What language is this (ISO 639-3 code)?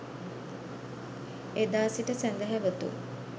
sin